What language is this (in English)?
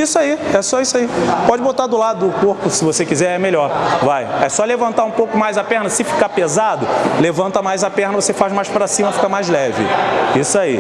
Portuguese